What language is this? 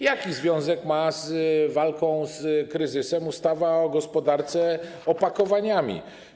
Polish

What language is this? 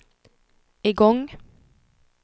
Swedish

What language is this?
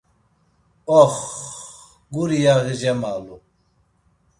Laz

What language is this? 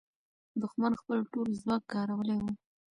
Pashto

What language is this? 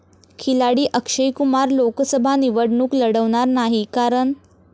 Marathi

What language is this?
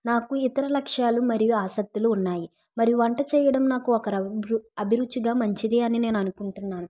Telugu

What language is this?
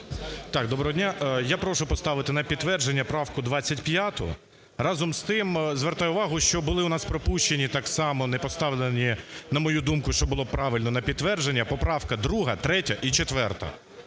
Ukrainian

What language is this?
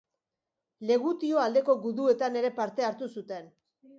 Basque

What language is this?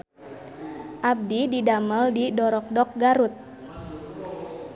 Sundanese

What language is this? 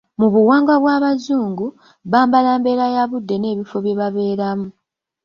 Ganda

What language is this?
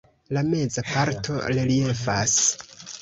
Esperanto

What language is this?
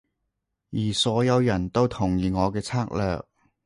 Cantonese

